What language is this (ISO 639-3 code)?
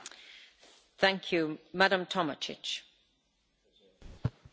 hrv